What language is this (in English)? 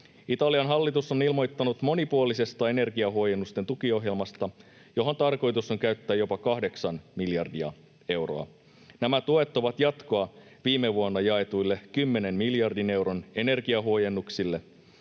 Finnish